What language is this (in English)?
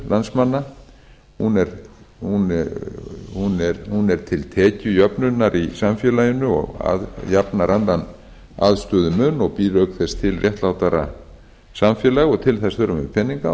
Icelandic